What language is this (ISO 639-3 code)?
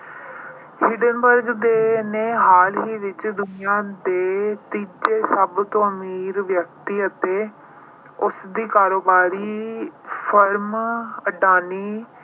pan